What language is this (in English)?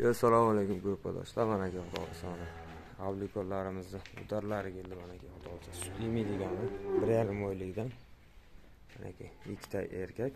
Turkish